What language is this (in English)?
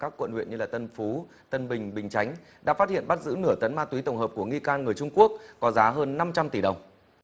Vietnamese